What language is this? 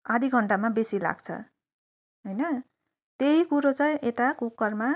Nepali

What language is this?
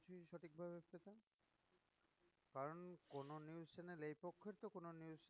Bangla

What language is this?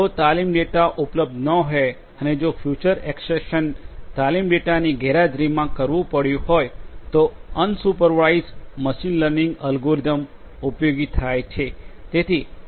Gujarati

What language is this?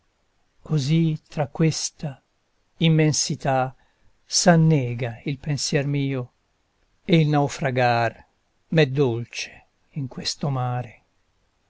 Italian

